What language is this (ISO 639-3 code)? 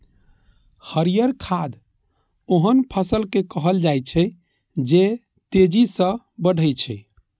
mai